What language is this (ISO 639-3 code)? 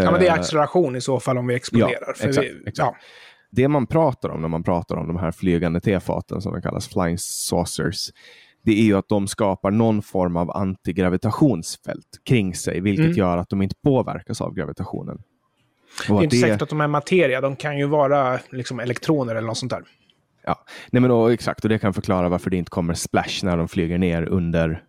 swe